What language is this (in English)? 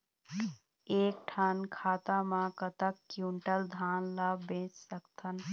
Chhattisgarhi